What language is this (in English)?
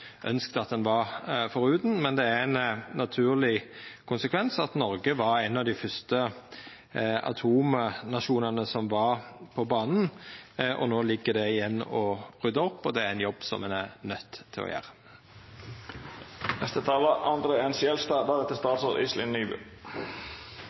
Norwegian Nynorsk